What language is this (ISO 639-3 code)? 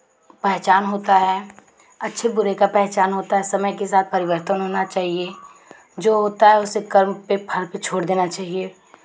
hin